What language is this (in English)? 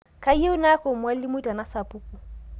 Masai